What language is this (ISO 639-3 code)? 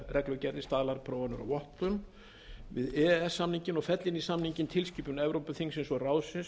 isl